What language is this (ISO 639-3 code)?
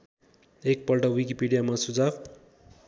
nep